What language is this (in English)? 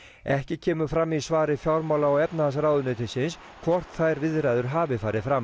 Icelandic